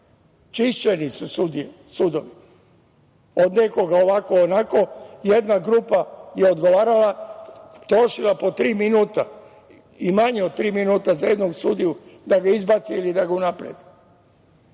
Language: Serbian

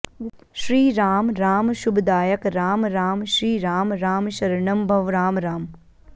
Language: Sanskrit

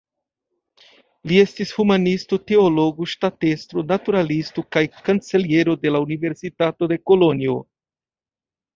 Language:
Esperanto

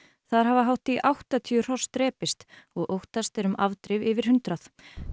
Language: Icelandic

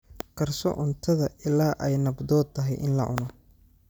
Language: Somali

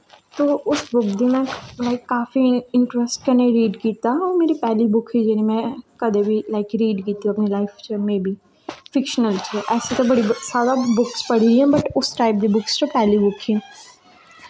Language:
Dogri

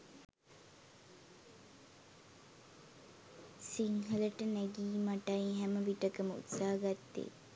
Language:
Sinhala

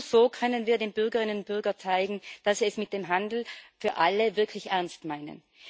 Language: German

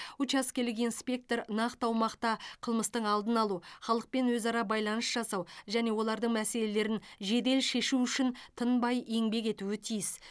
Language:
Kazakh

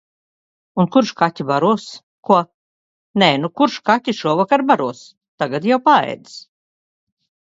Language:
Latvian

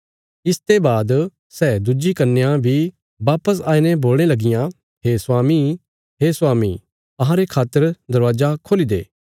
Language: Bilaspuri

